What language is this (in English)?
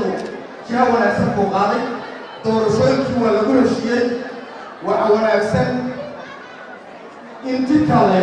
Arabic